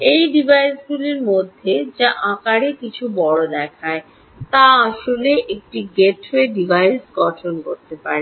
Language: Bangla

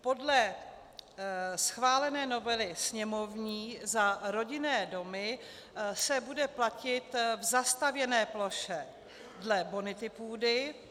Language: Czech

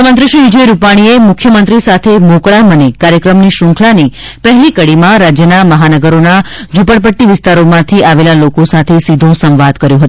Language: Gujarati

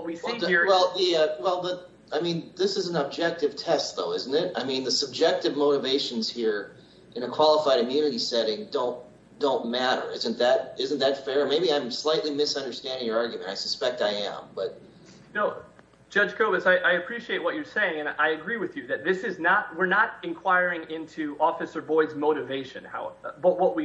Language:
English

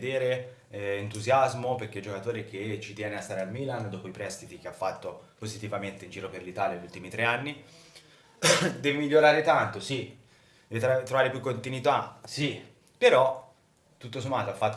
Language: Italian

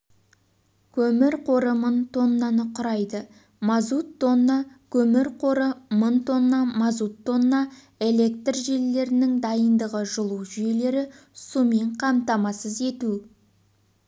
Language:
Kazakh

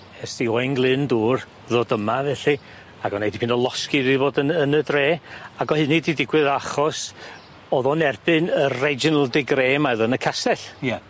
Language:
Welsh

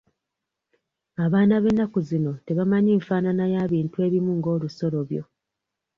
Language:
Ganda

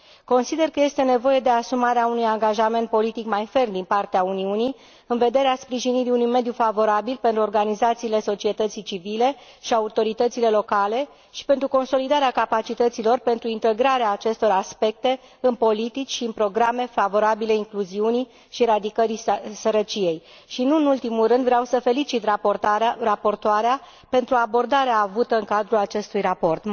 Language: Romanian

